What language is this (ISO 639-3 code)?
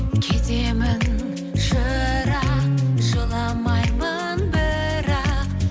kaz